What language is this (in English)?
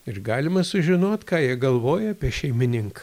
Lithuanian